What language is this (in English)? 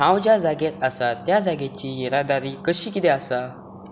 Konkani